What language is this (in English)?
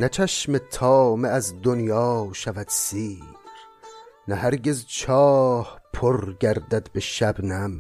Persian